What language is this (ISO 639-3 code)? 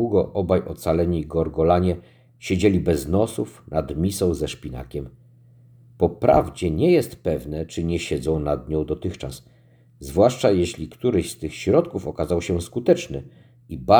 pol